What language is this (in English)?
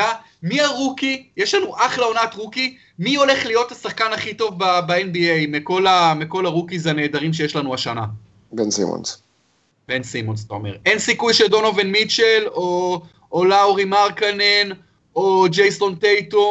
Hebrew